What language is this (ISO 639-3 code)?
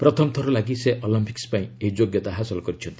ori